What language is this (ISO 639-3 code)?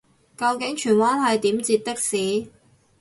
yue